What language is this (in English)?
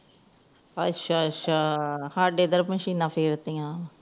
Punjabi